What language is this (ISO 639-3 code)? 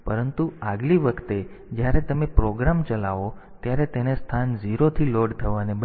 guj